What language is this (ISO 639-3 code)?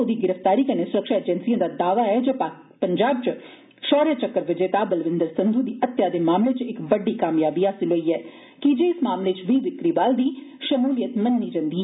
doi